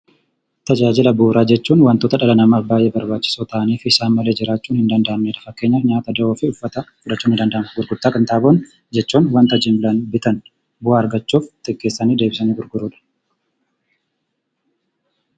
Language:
Oromo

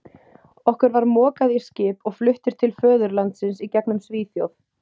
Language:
Icelandic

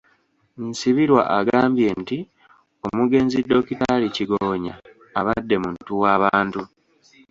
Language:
Ganda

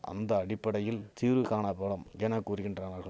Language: Tamil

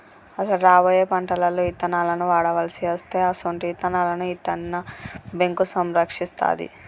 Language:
Telugu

